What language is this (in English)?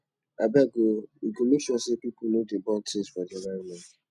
Nigerian Pidgin